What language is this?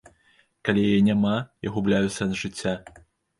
Belarusian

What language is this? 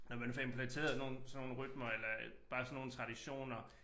Danish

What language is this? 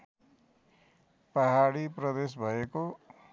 Nepali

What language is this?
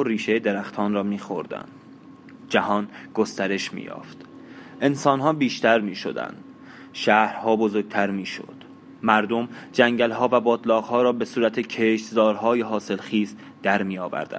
Persian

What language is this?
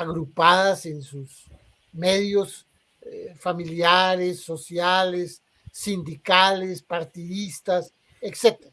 Spanish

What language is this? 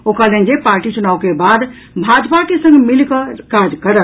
Maithili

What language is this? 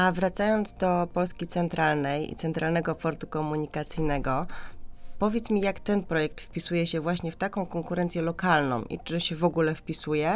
Polish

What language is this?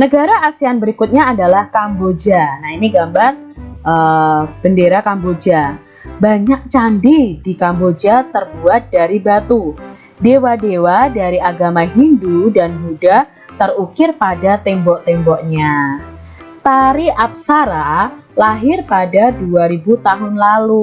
Indonesian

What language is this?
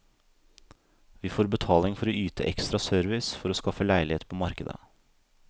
Norwegian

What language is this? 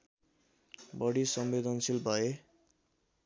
Nepali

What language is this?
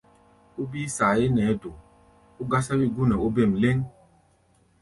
Gbaya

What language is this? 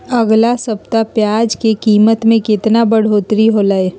Magahi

